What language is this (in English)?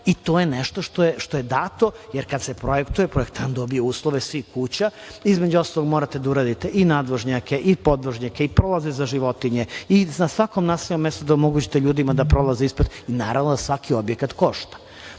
Serbian